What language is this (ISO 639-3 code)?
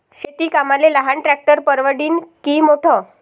mar